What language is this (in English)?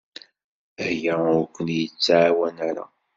Kabyle